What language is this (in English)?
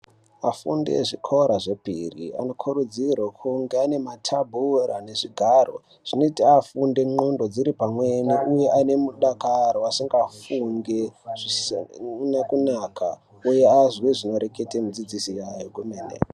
Ndau